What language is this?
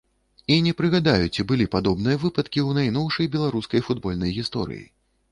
Belarusian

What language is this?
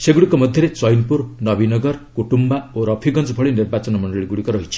Odia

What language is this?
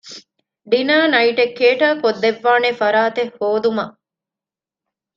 Divehi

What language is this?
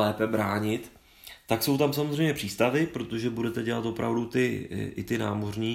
Czech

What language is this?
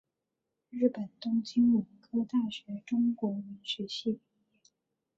Chinese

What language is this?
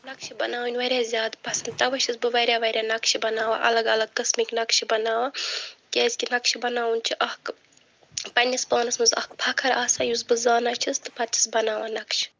Kashmiri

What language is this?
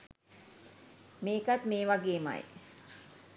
Sinhala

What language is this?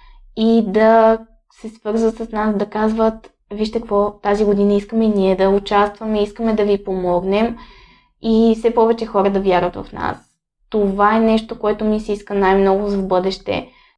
Bulgarian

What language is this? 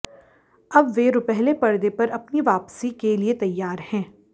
Hindi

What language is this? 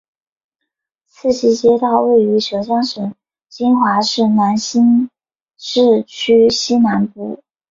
Chinese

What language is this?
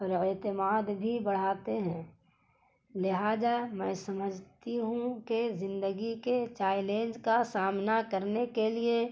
Urdu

